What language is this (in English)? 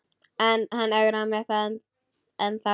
Icelandic